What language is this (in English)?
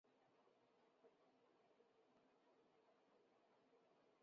Chinese